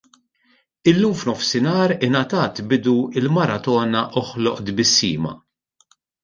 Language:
Maltese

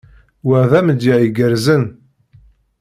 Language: Kabyle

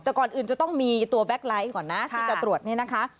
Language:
Thai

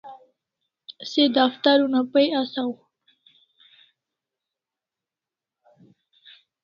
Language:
Kalasha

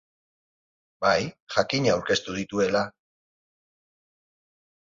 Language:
Basque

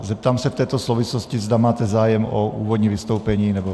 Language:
Czech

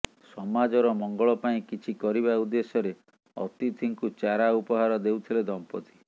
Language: Odia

